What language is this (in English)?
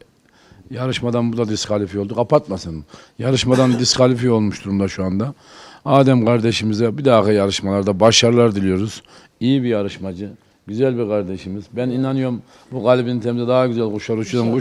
Turkish